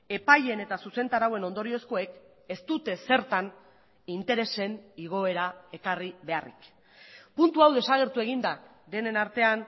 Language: Basque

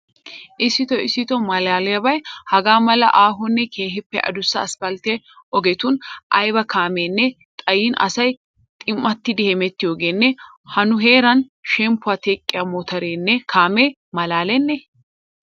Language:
Wolaytta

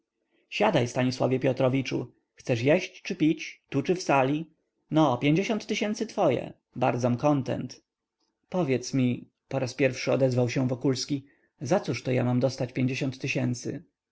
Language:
Polish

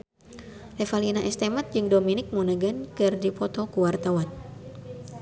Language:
Sundanese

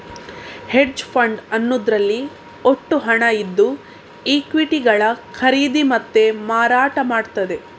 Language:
Kannada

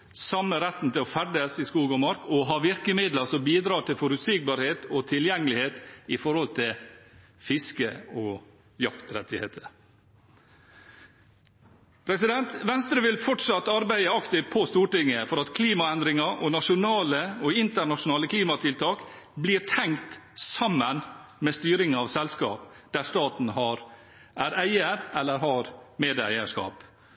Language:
Norwegian Bokmål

